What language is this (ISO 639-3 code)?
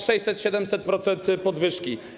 pol